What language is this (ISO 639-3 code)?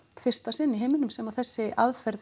isl